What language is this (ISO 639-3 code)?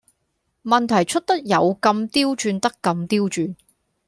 yue